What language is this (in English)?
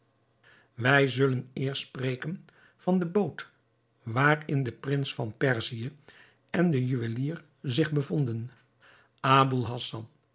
Dutch